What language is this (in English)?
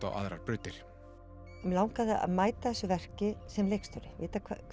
Icelandic